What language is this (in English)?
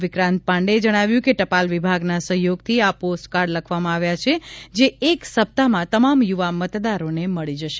Gujarati